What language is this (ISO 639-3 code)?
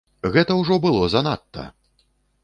bel